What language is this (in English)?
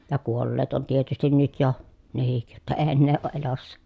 Finnish